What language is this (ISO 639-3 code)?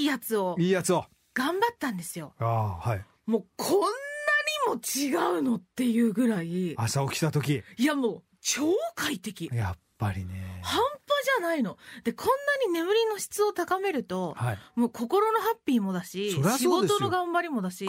jpn